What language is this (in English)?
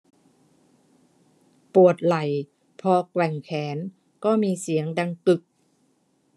Thai